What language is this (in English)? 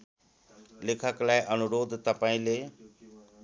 Nepali